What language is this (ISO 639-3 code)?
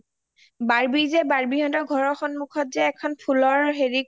asm